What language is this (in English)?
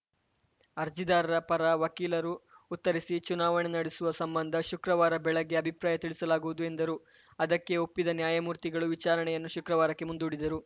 Kannada